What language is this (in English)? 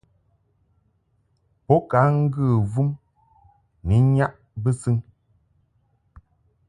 Mungaka